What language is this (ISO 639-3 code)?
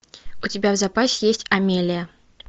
rus